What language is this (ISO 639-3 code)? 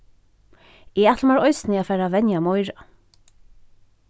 fao